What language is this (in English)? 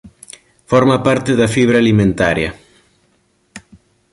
Galician